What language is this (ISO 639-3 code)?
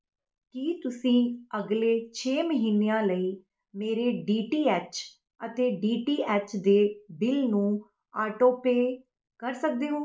pan